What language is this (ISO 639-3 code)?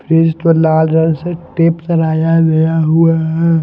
hin